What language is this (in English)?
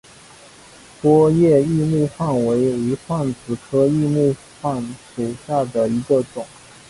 Chinese